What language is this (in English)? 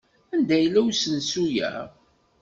Kabyle